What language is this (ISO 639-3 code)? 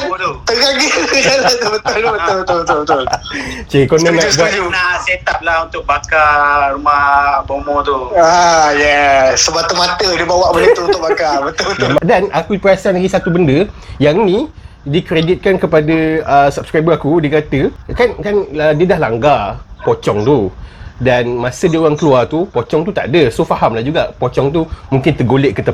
msa